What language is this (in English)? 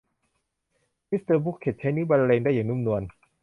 Thai